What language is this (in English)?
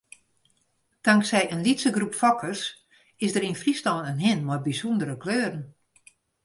Western Frisian